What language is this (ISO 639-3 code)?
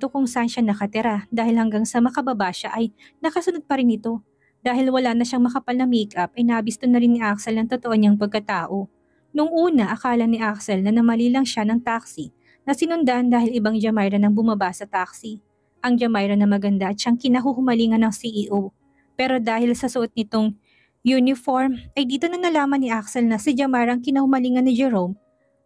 fil